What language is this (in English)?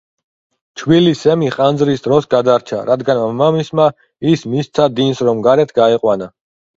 Georgian